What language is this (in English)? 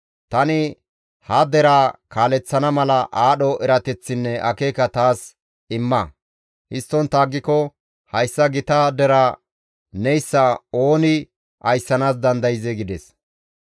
Gamo